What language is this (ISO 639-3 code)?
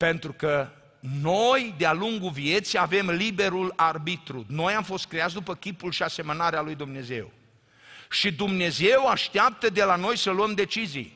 ron